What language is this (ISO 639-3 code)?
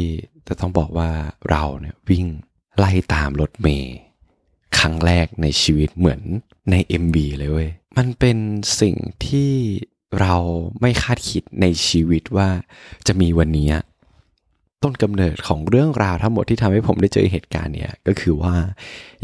tha